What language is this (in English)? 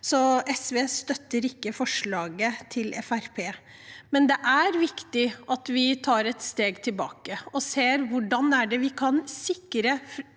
Norwegian